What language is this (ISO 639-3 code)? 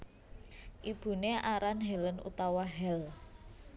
jav